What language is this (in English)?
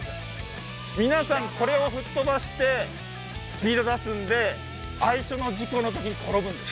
Japanese